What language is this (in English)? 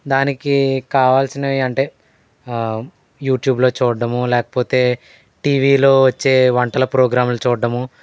Telugu